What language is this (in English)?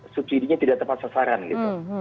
Indonesian